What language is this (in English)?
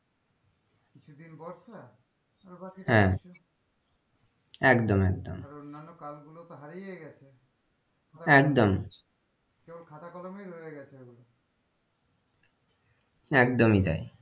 Bangla